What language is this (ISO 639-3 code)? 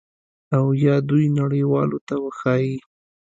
pus